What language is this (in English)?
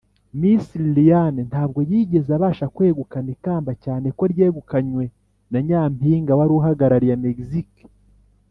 Kinyarwanda